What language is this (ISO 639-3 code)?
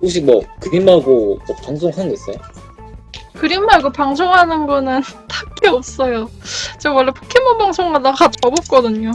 kor